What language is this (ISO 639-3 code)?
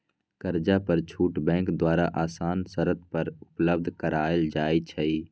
mag